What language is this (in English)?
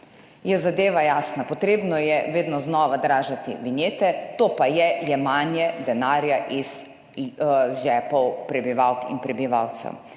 Slovenian